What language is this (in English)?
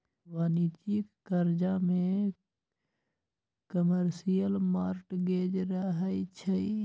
Magahi